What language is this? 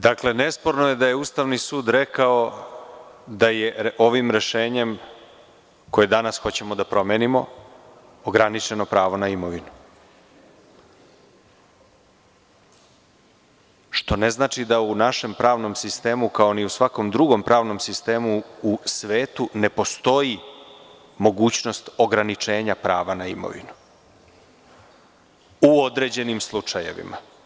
Serbian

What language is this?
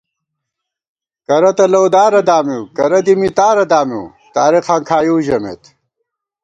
Gawar-Bati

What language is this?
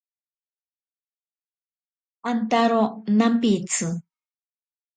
Ashéninka Perené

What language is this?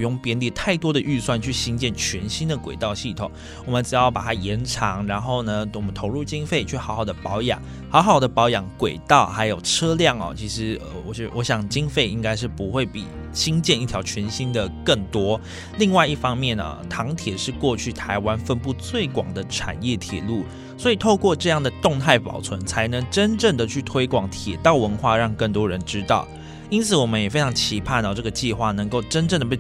Chinese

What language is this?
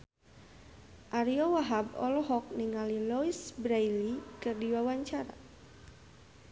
Sundanese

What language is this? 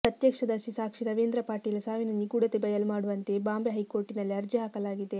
Kannada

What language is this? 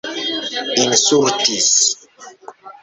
Esperanto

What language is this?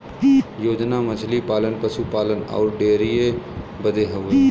Bhojpuri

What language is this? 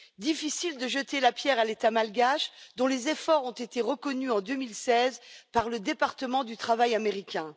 French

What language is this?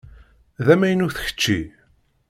Kabyle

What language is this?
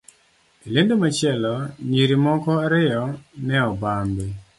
Luo (Kenya and Tanzania)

